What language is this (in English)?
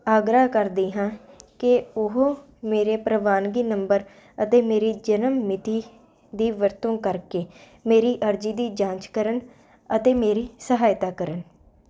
Punjabi